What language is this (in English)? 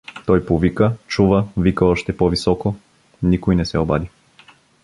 Bulgarian